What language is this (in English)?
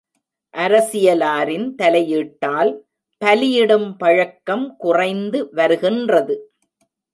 Tamil